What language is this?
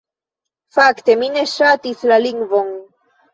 Esperanto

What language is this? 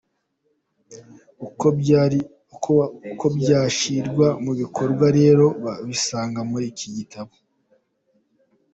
Kinyarwanda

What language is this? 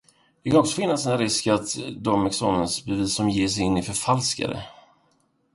Swedish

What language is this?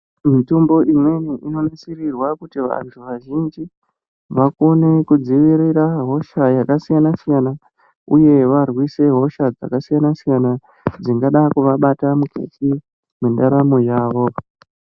Ndau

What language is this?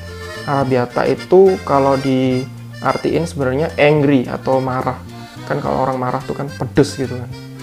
Indonesian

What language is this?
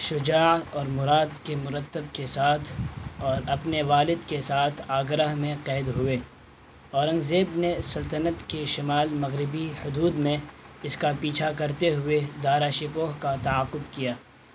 Urdu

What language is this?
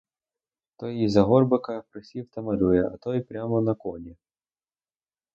Ukrainian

